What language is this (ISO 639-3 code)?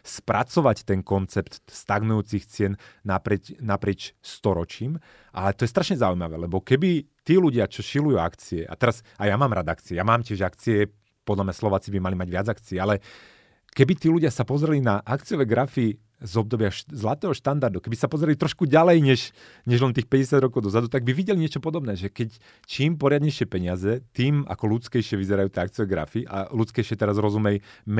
slk